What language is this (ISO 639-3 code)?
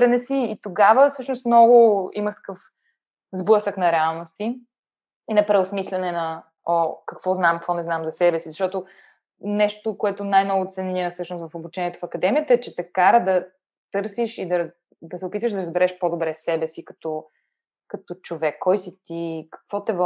bul